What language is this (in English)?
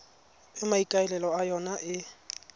Tswana